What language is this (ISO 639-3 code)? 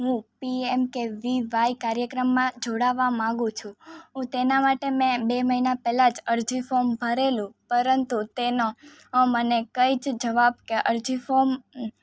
guj